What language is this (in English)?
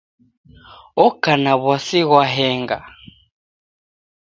Taita